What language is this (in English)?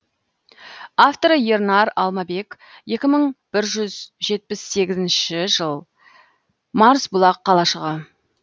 Kazakh